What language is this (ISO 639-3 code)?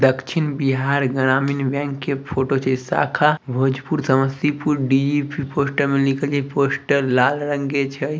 mag